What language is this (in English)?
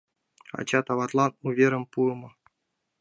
Mari